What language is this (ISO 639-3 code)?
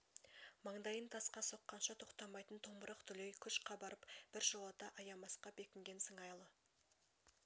kaz